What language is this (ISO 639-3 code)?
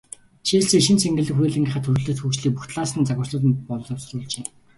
mon